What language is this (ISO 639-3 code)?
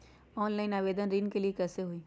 mag